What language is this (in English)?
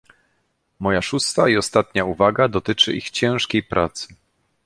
Polish